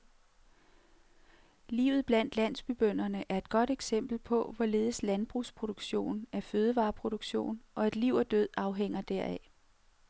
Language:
Danish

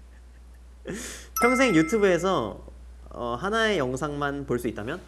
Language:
Korean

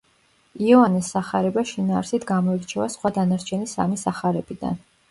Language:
Georgian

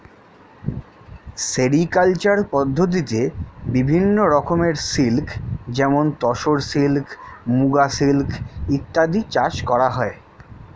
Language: Bangla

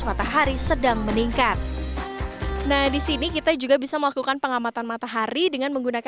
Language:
Indonesian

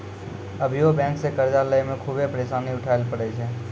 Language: Maithili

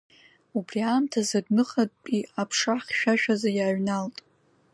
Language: Abkhazian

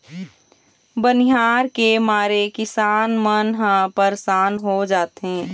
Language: Chhattisgarhi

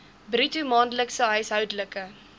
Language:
Afrikaans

